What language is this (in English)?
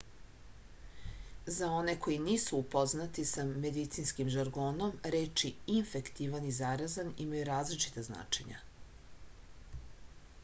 Serbian